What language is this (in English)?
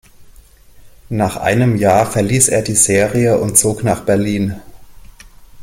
German